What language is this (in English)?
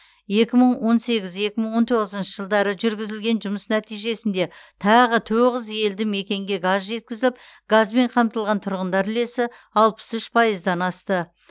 Kazakh